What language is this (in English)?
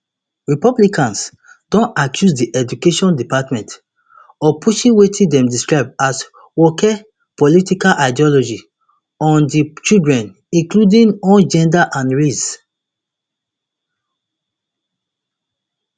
Nigerian Pidgin